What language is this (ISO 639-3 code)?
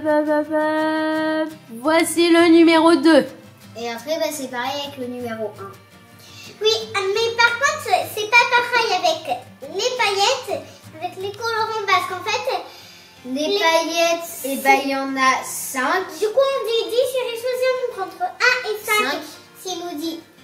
fra